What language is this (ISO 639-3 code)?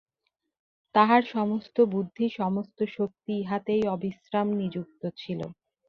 ben